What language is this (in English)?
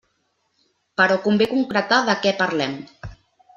Catalan